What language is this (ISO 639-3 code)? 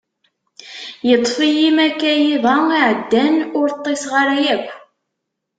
kab